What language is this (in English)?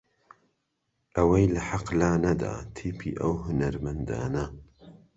Central Kurdish